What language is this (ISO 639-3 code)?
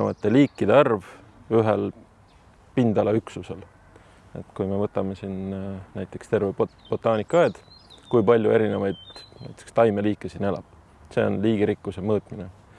est